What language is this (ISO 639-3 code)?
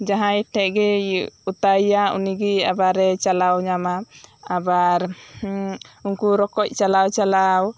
sat